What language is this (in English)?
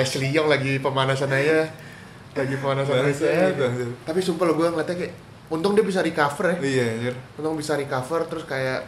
Indonesian